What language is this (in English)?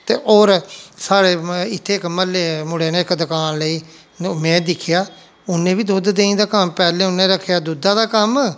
Dogri